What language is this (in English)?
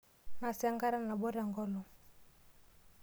Masai